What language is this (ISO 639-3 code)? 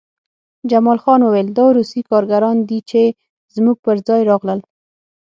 pus